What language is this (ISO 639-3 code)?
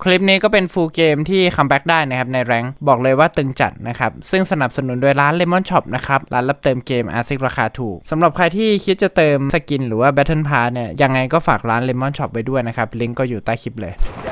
tha